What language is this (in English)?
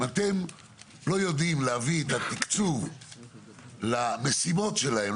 Hebrew